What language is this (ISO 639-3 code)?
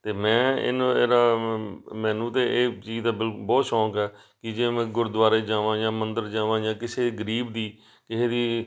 pan